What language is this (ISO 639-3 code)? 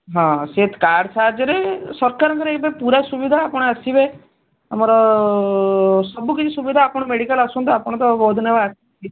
ori